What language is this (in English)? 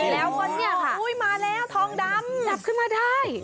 Thai